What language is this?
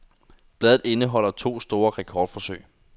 Danish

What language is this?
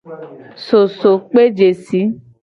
Gen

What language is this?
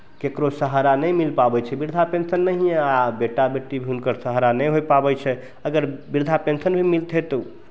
Maithili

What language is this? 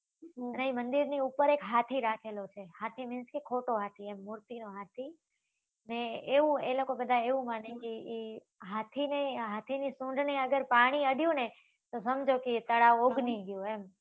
Gujarati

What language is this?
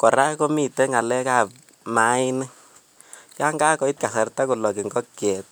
Kalenjin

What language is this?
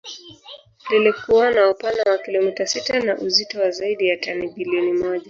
Swahili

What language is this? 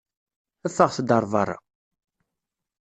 Kabyle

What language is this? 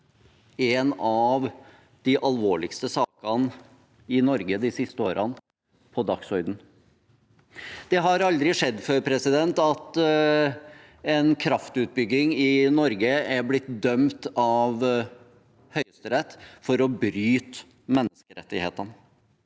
Norwegian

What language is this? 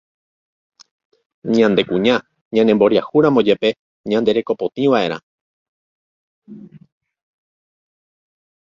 Guarani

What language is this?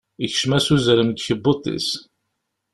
Kabyle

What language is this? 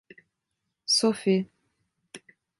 Turkish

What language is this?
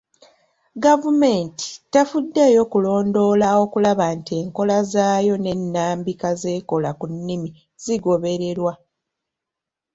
Ganda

